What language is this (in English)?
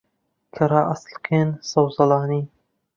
Central Kurdish